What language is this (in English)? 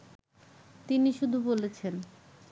Bangla